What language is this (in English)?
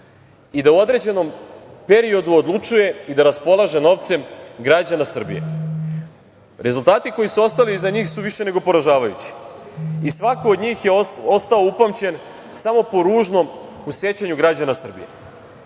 Serbian